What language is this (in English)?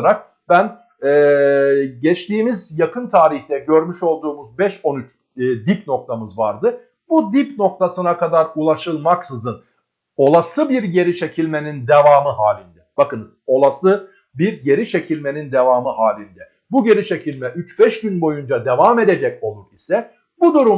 Turkish